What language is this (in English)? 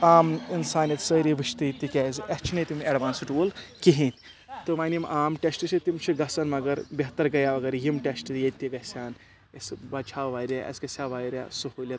Kashmiri